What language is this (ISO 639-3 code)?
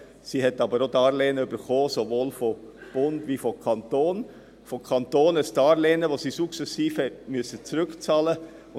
gsw